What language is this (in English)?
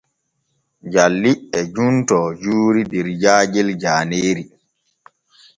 Borgu Fulfulde